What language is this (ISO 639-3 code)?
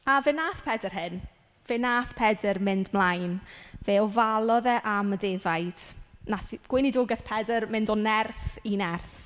cym